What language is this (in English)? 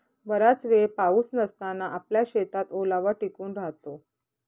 Marathi